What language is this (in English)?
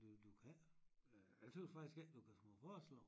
Danish